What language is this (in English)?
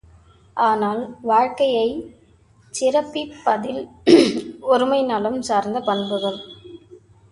Tamil